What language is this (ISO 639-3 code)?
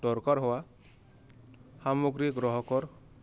asm